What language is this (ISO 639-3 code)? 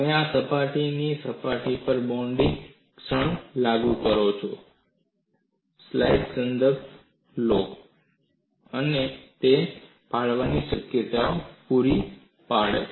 guj